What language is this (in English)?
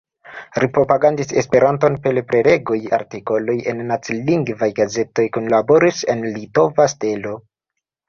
Esperanto